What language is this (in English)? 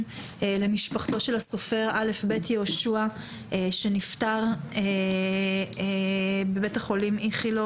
Hebrew